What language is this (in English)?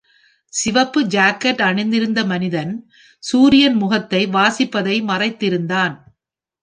Tamil